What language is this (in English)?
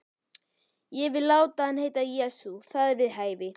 Icelandic